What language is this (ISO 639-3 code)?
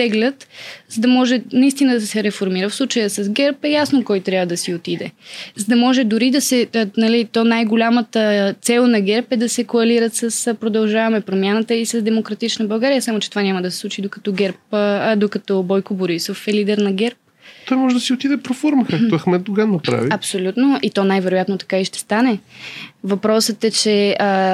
bul